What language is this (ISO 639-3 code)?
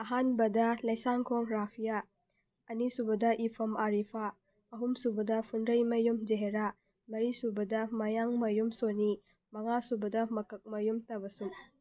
mni